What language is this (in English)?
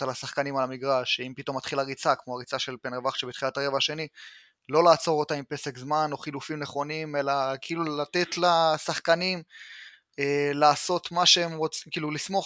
Hebrew